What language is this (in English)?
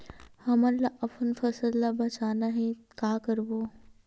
Chhattisgarhi